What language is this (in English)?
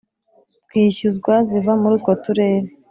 Kinyarwanda